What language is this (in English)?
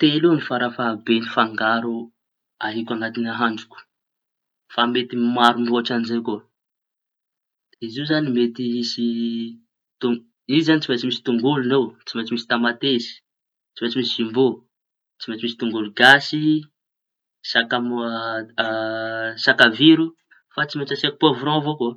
Tanosy Malagasy